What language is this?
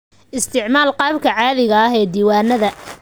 Somali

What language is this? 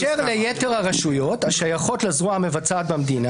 Hebrew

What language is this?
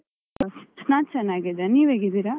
Kannada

